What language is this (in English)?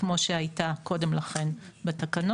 Hebrew